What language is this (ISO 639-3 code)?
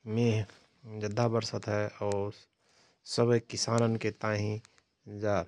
thr